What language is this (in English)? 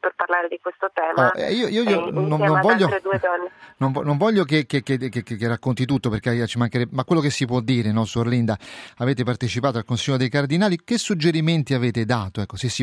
Italian